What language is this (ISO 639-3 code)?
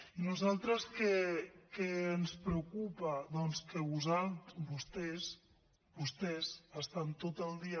cat